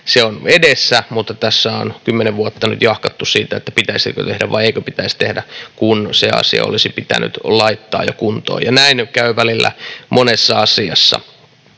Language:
Finnish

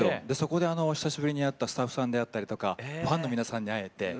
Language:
Japanese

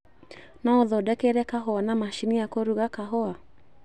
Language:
Kikuyu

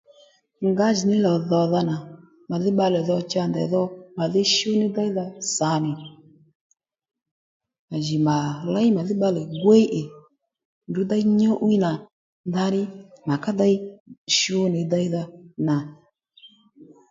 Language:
Lendu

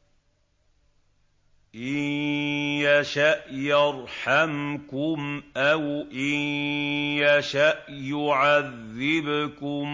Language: Arabic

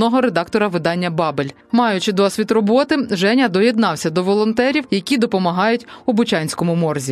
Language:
Ukrainian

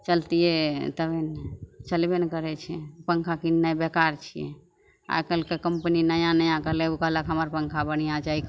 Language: Maithili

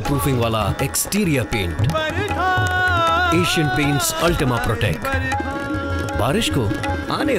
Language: Arabic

